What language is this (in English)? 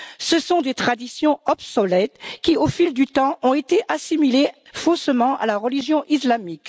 French